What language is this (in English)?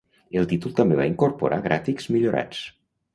Catalan